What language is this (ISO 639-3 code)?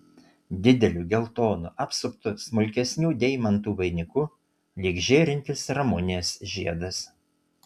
lit